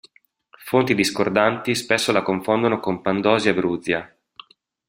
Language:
Italian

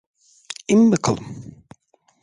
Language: Turkish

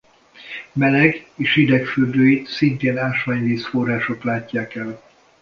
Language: Hungarian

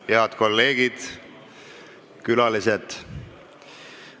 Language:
Estonian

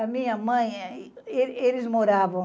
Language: Portuguese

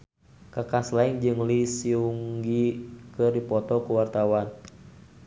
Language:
Sundanese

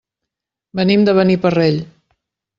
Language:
Catalan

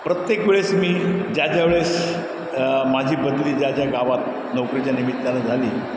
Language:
Marathi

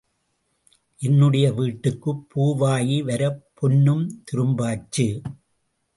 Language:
Tamil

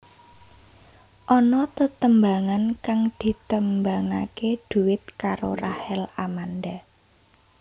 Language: Javanese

